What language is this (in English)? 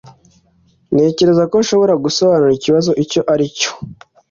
Kinyarwanda